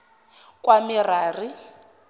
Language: Zulu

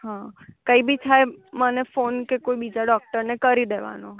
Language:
Gujarati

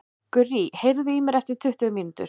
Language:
Icelandic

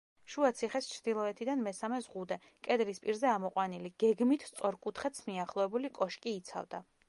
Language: Georgian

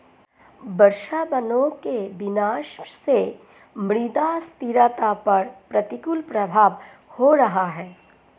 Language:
Hindi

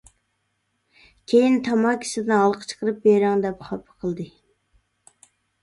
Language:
Uyghur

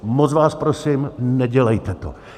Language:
Czech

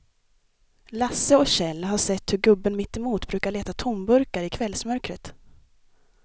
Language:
Swedish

